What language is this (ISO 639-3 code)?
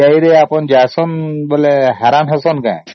ori